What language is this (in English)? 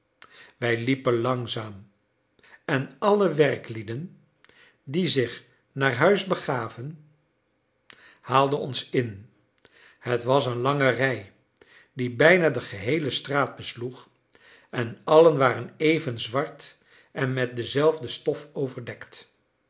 Dutch